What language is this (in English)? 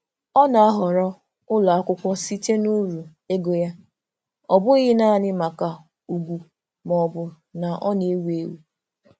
Igbo